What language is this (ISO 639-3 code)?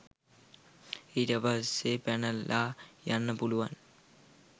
sin